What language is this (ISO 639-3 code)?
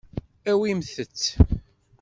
kab